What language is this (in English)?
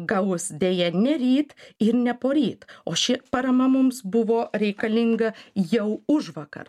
Lithuanian